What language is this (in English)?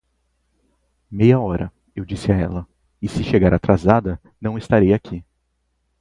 Portuguese